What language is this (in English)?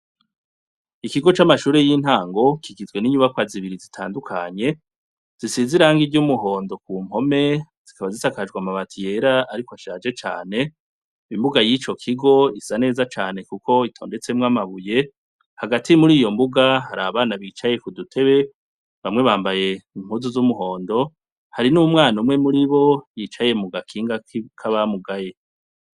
Rundi